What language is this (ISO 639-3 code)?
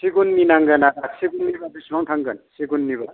brx